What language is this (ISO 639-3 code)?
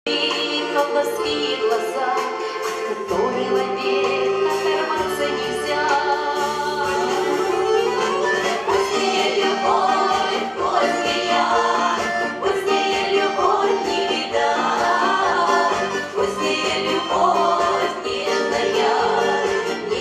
ukr